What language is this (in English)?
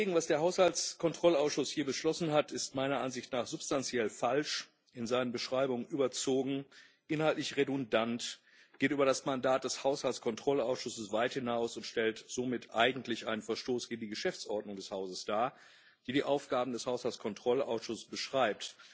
German